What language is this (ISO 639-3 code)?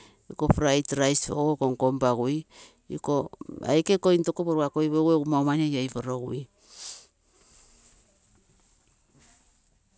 buo